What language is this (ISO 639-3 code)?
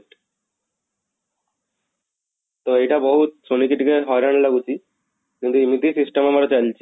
ori